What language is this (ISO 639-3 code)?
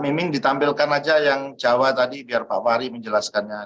ind